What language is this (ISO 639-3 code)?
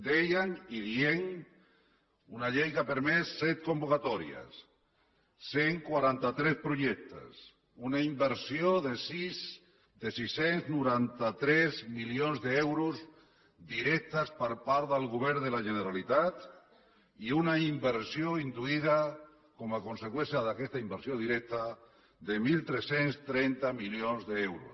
cat